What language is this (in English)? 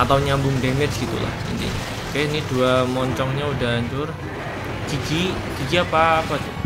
Indonesian